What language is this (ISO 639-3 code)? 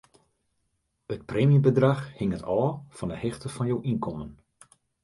fry